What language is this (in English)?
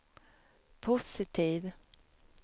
Swedish